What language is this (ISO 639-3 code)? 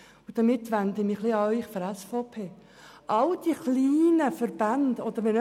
gsw